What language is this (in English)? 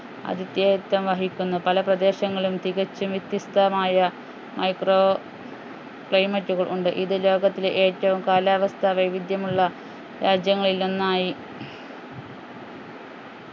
Malayalam